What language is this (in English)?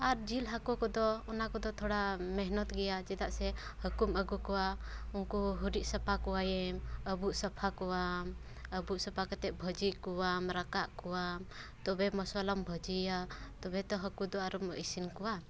Santali